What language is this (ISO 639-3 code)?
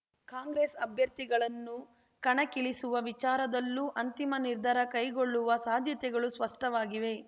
kan